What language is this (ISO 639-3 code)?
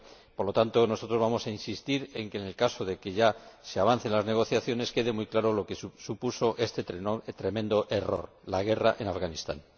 spa